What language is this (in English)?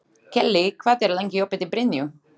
Icelandic